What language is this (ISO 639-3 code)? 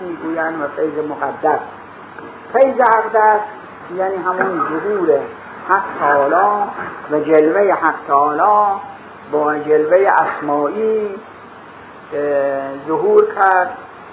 fas